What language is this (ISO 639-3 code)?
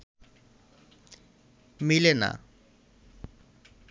ben